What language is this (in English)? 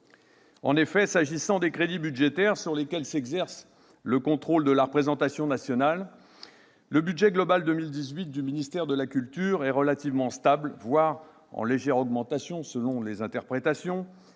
French